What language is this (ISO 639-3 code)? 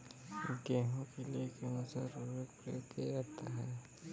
hin